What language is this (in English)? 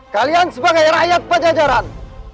Indonesian